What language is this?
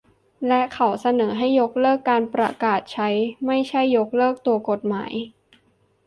Thai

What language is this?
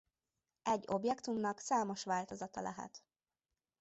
Hungarian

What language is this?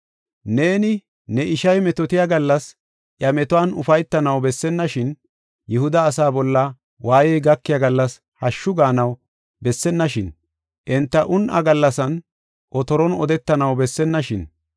Gofa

